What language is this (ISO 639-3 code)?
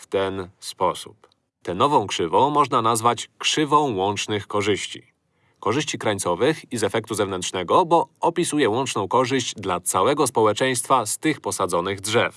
pol